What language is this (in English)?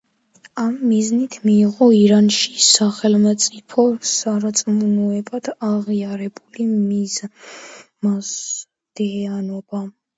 Georgian